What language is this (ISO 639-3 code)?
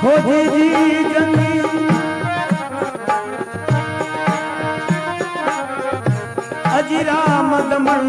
hin